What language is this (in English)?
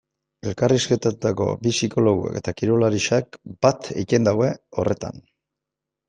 Basque